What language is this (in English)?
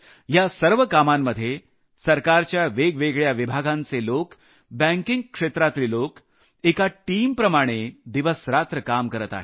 Marathi